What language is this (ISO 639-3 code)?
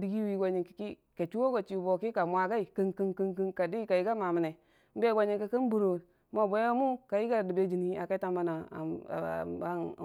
cfa